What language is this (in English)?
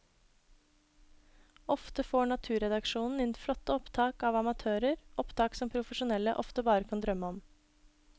Norwegian